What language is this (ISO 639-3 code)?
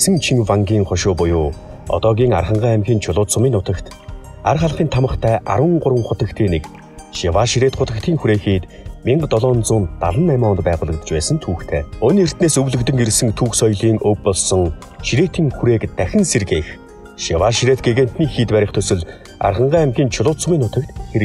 ron